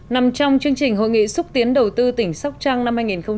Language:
Vietnamese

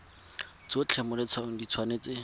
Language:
Tswana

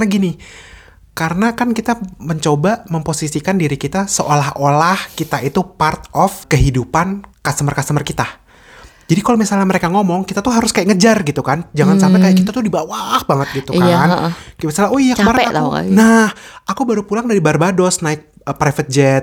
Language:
Indonesian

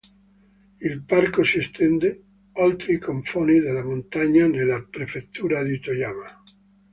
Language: Italian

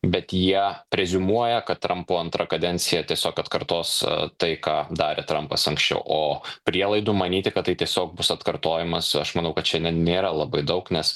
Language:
Lithuanian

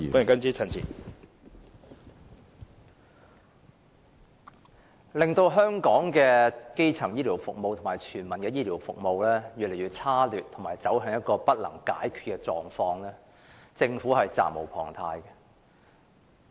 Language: Cantonese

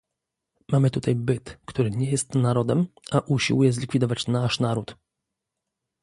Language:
Polish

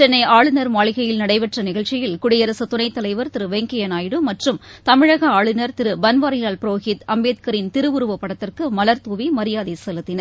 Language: Tamil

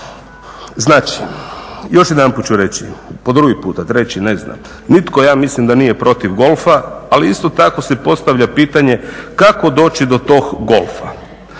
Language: Croatian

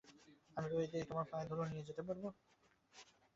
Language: Bangla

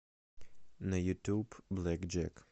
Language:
Russian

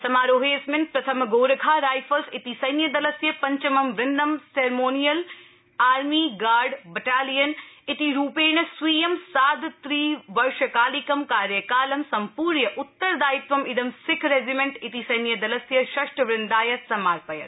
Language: Sanskrit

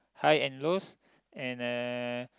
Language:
English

